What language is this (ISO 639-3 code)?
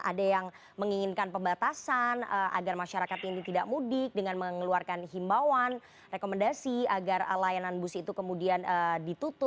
ind